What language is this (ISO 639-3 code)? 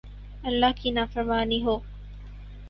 urd